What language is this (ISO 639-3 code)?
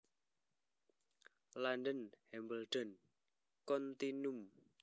jav